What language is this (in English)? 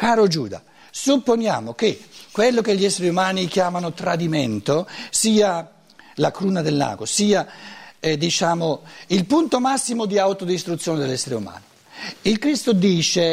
Italian